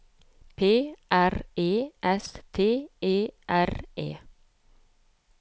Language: Norwegian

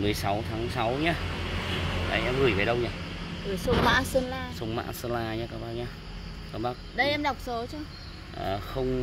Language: Vietnamese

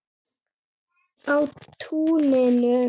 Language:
Icelandic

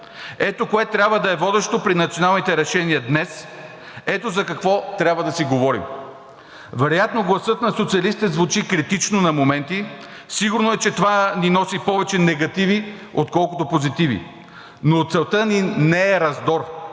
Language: Bulgarian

